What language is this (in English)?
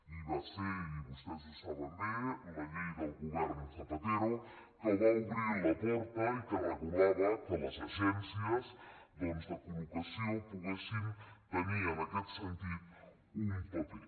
Catalan